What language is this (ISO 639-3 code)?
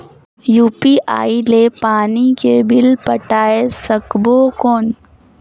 hne